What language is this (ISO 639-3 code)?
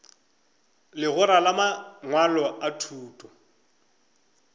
nso